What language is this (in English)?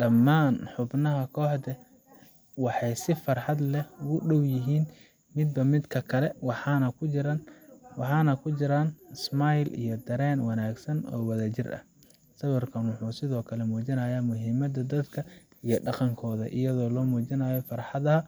Somali